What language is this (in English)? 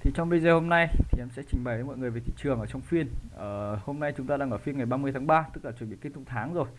Vietnamese